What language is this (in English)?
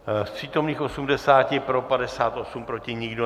Czech